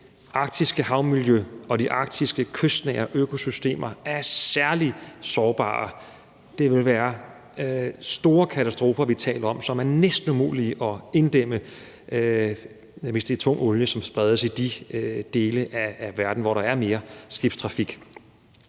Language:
Danish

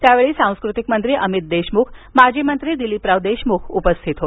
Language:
Marathi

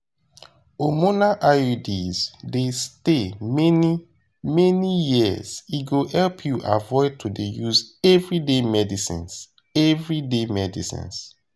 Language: Nigerian Pidgin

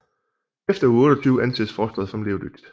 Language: Danish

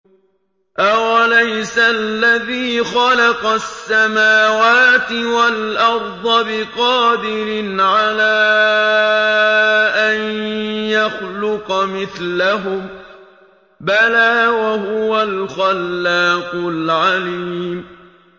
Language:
Arabic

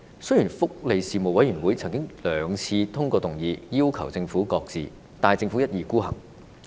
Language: Cantonese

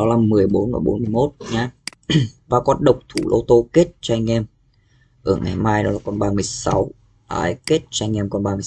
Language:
Vietnamese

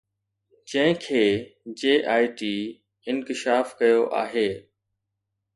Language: Sindhi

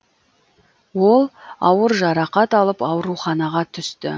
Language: Kazakh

